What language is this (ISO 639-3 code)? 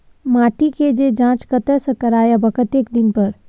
mai